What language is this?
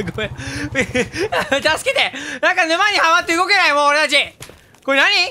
Japanese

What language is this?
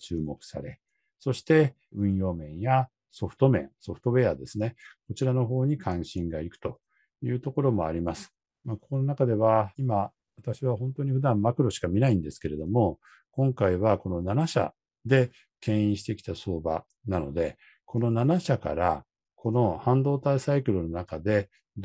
Japanese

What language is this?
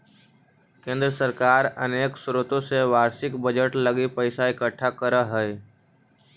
Magahi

